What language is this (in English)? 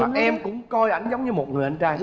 Vietnamese